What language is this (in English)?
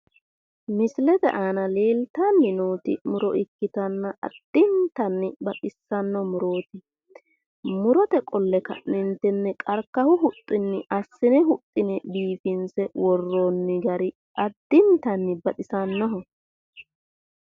Sidamo